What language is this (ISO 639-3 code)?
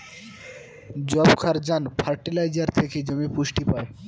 ben